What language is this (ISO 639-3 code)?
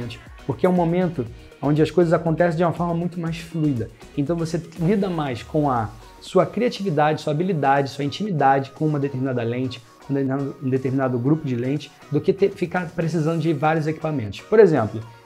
por